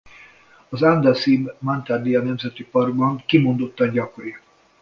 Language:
Hungarian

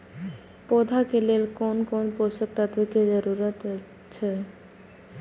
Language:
Maithili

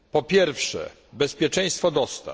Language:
Polish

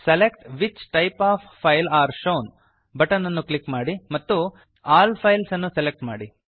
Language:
Kannada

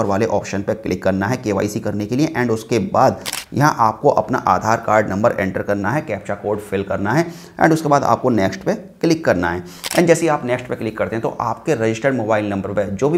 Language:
Hindi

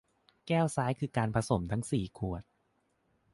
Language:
Thai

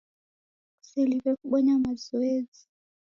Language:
Taita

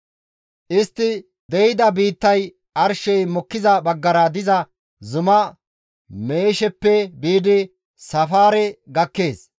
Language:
Gamo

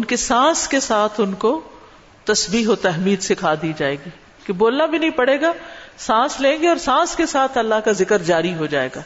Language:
Urdu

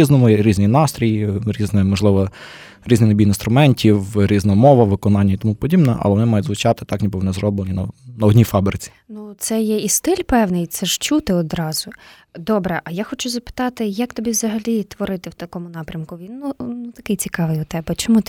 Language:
Ukrainian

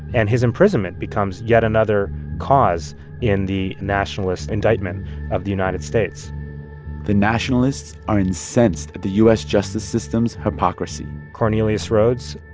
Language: English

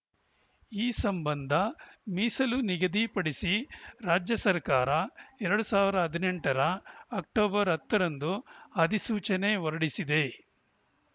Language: Kannada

